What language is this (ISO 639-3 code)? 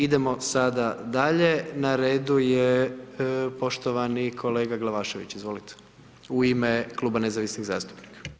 hrv